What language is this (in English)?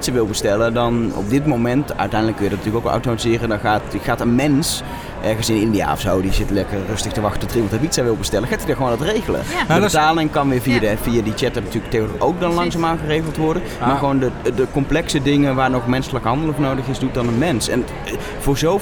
Dutch